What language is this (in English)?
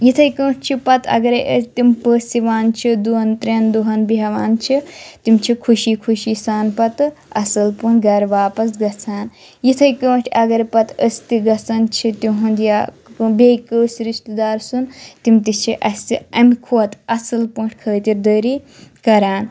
Kashmiri